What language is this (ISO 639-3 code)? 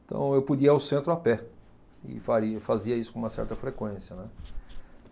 por